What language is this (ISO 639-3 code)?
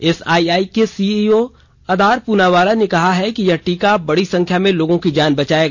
hin